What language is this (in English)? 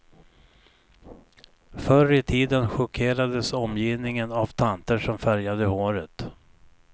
Swedish